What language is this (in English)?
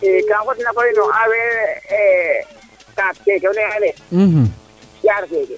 Serer